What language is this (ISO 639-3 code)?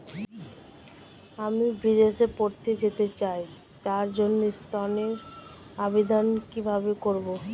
ben